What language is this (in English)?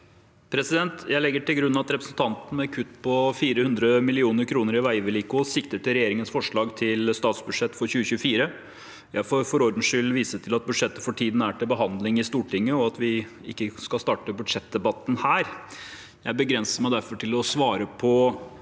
Norwegian